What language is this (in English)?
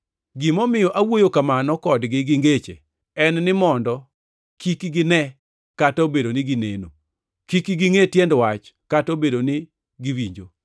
Luo (Kenya and Tanzania)